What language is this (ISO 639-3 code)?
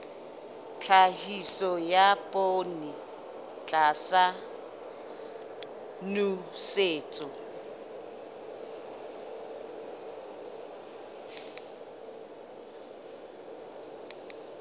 sot